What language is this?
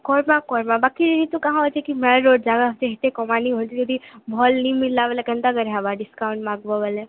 Odia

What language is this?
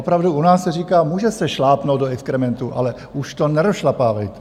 Czech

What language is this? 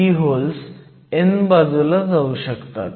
Marathi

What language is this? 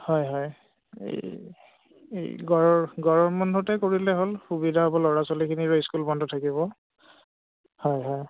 Assamese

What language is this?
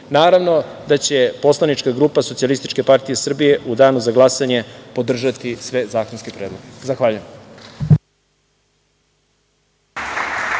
Serbian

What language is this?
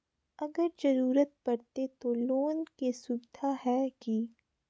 Magahi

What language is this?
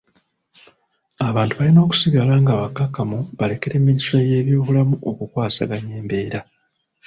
Ganda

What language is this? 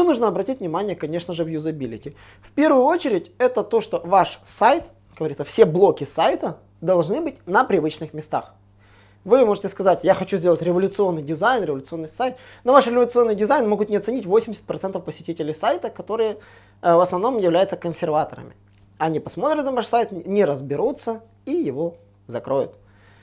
Russian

